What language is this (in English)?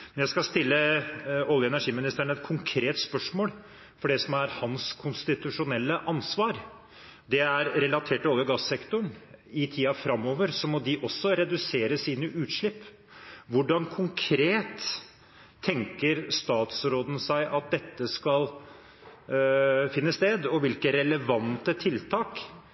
Norwegian Bokmål